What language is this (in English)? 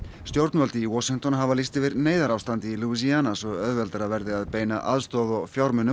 Icelandic